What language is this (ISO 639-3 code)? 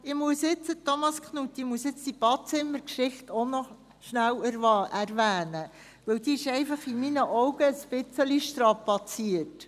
gsw